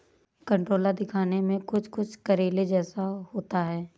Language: Hindi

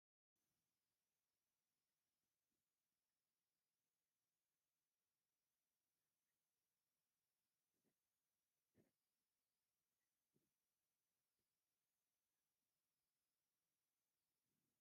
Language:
Tigrinya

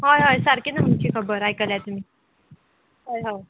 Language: Konkani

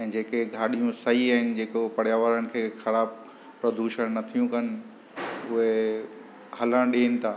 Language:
Sindhi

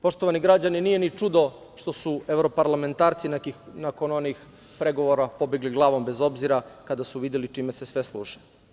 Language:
Serbian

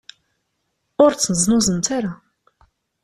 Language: Kabyle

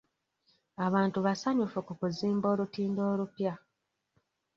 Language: Ganda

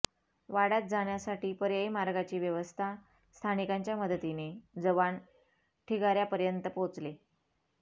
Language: Marathi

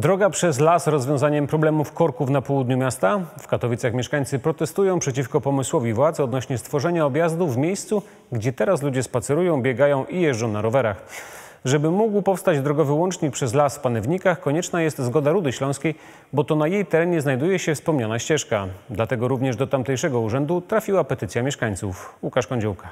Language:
Polish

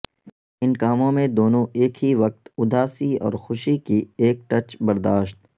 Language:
Urdu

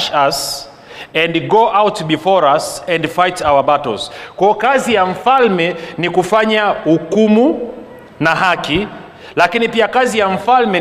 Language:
Swahili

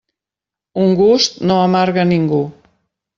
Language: Catalan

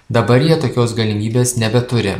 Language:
Lithuanian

